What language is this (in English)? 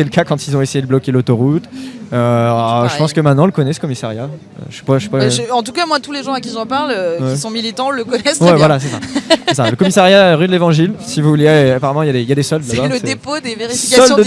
French